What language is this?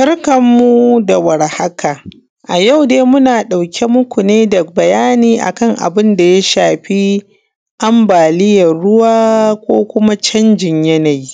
Hausa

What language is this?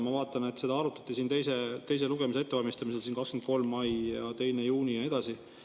Estonian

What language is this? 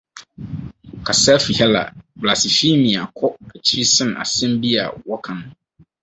Akan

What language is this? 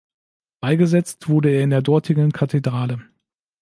German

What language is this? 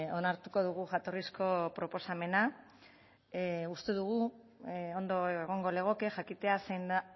Basque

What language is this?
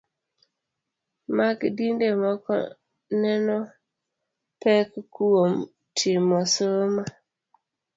Luo (Kenya and Tanzania)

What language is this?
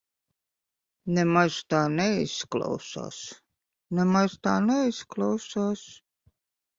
Latvian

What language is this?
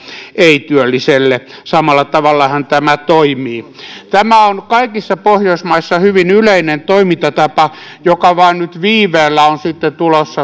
Finnish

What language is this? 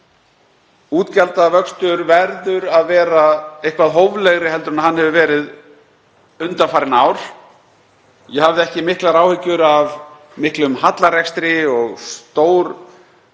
Icelandic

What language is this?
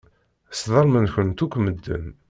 Kabyle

